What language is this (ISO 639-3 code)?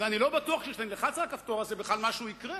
heb